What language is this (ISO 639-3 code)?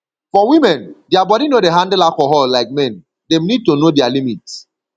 pcm